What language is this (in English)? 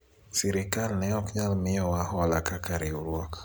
Luo (Kenya and Tanzania)